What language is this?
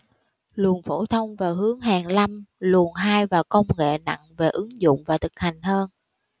Vietnamese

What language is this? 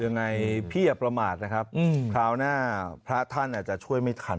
Thai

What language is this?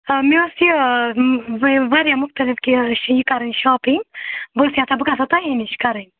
Kashmiri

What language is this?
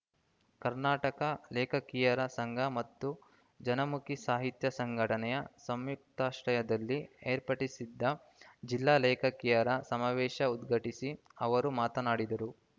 Kannada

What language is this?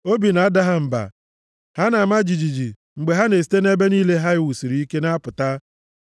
Igbo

